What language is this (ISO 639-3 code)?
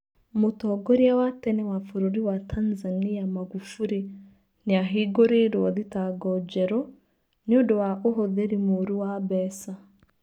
kik